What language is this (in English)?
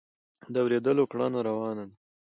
Pashto